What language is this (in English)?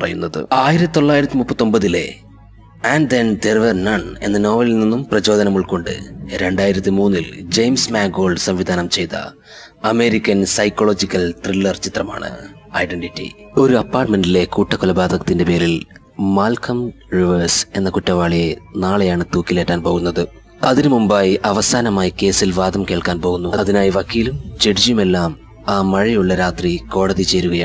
Malayalam